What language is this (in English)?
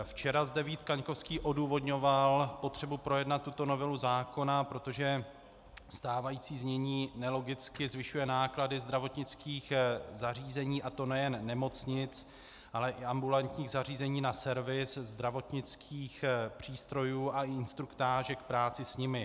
Czech